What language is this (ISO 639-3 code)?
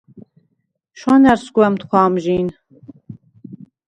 sva